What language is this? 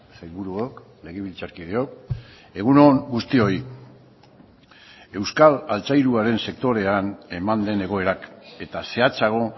Basque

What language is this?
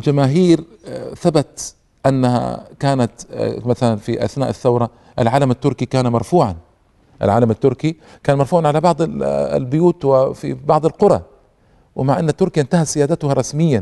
Arabic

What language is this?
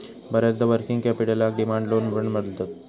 Marathi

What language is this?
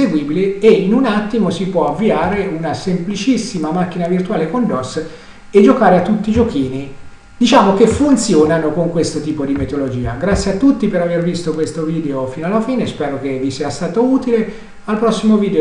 Italian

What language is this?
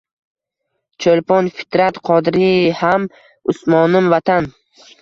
Uzbek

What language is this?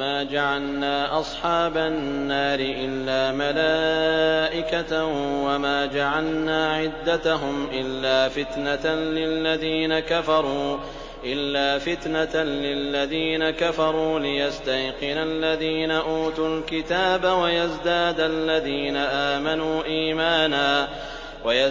Arabic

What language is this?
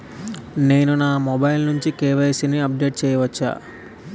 Telugu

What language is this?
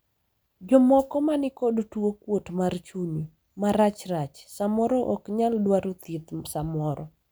Luo (Kenya and Tanzania)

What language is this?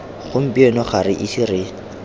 Tswana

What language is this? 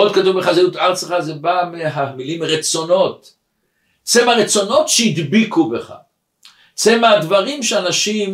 Hebrew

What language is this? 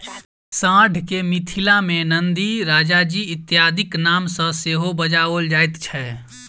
Maithili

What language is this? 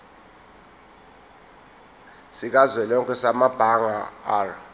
Zulu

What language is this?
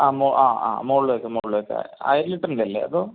Malayalam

